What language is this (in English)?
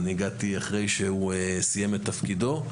Hebrew